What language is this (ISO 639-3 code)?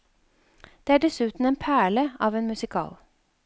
nor